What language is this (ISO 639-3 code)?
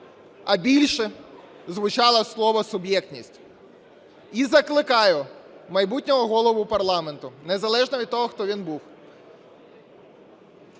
ukr